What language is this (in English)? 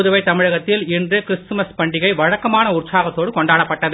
Tamil